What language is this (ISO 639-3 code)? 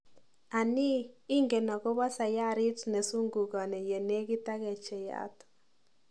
kln